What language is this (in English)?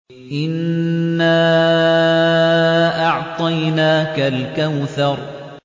Arabic